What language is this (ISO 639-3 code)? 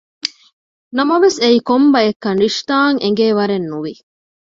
div